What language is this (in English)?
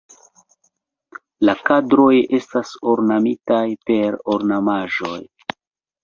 Esperanto